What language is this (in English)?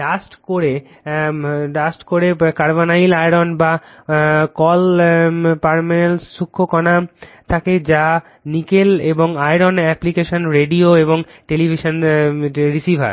Bangla